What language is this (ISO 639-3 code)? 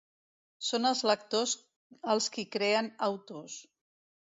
cat